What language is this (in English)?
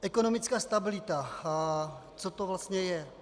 Czech